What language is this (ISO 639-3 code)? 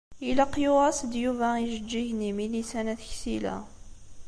kab